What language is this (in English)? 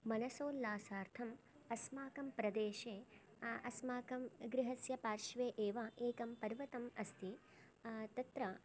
Sanskrit